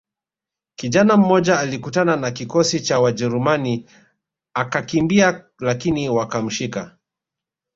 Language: Swahili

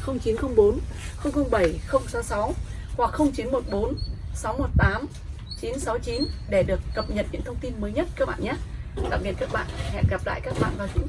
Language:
Vietnamese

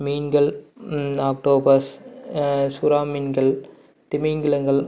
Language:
Tamil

